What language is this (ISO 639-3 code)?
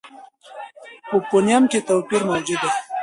pus